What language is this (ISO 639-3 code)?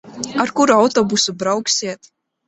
lav